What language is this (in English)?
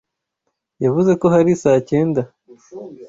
Kinyarwanda